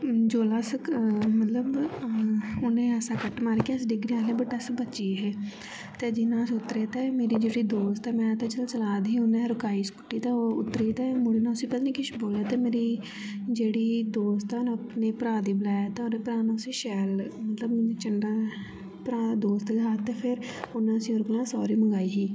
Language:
Dogri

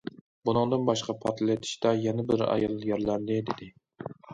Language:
Uyghur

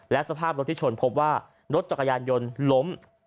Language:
Thai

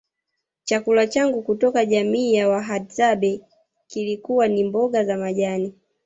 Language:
Swahili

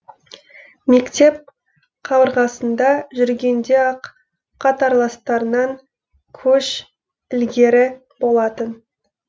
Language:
Kazakh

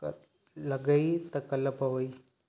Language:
Sindhi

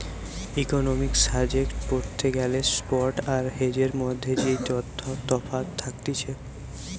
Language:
Bangla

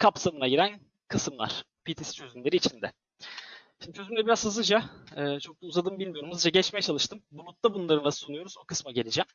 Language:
Turkish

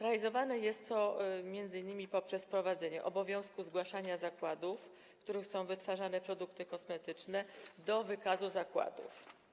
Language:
Polish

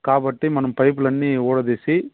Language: Telugu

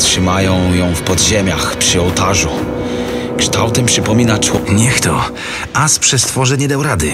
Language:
Polish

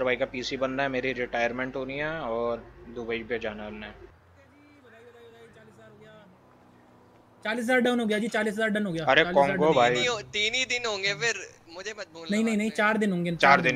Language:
Hindi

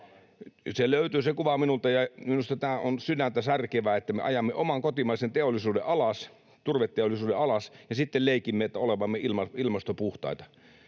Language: Finnish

